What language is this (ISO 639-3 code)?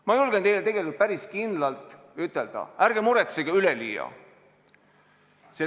est